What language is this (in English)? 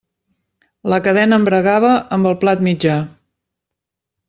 Catalan